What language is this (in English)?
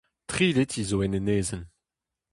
Breton